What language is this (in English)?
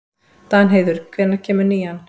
Icelandic